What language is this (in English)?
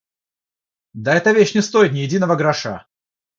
Russian